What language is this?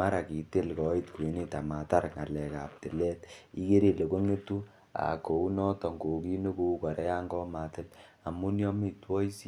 Kalenjin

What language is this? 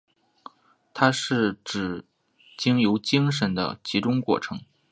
Chinese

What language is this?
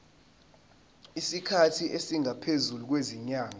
Zulu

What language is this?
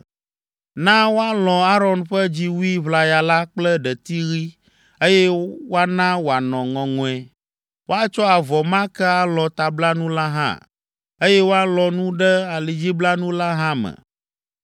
Ewe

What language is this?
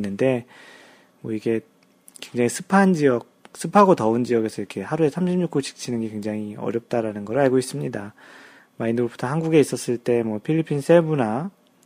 Korean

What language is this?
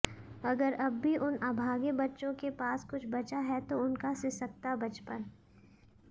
Hindi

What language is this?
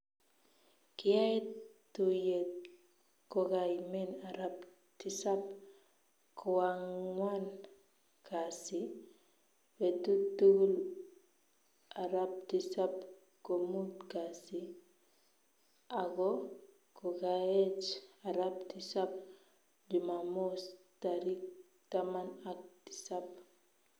Kalenjin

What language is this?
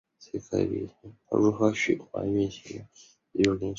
Chinese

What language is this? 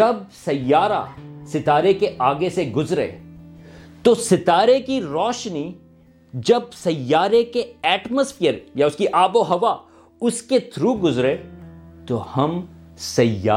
Urdu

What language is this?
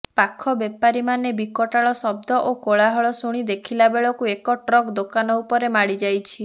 Odia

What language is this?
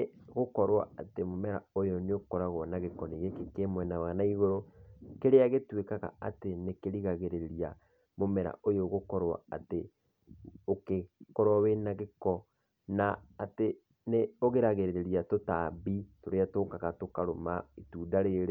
Kikuyu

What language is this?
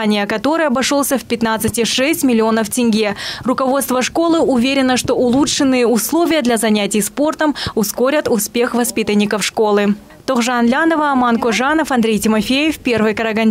Russian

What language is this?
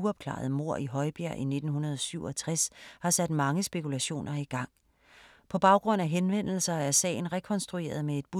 Danish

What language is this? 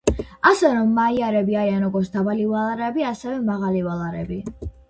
Georgian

